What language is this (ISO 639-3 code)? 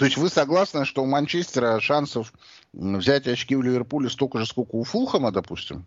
rus